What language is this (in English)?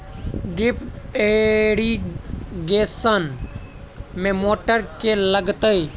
Maithili